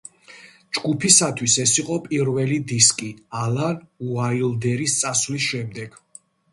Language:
Georgian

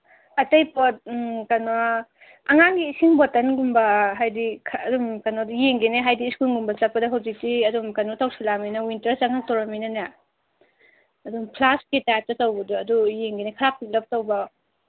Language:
Manipuri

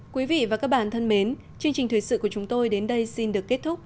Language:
Vietnamese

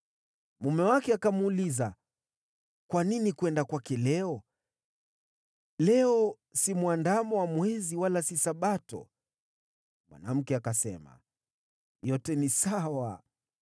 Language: Swahili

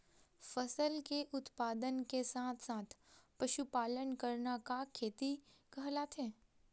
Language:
Chhattisgarhi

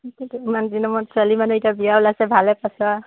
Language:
Assamese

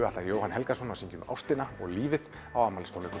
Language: Icelandic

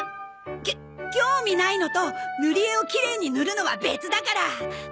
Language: Japanese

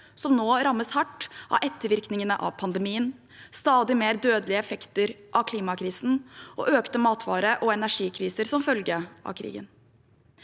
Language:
Norwegian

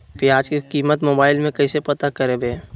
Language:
Magahi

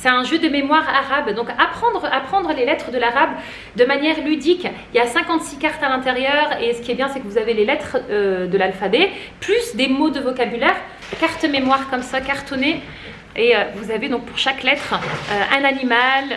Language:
French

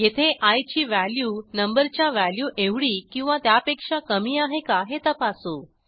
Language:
Marathi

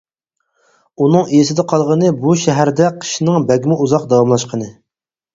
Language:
Uyghur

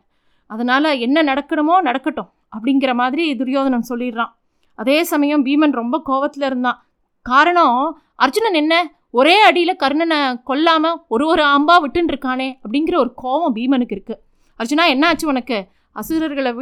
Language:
Tamil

